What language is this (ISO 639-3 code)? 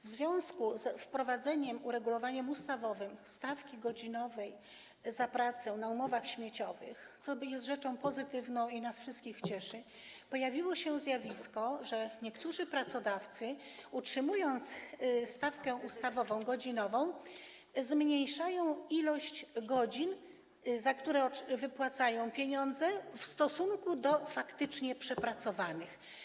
pol